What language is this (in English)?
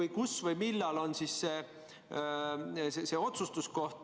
Estonian